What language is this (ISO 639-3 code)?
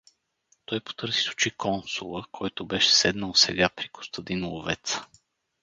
bul